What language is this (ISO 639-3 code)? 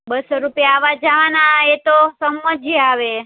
guj